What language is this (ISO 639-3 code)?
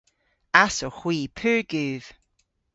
cor